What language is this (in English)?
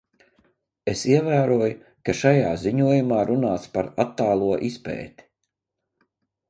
Latvian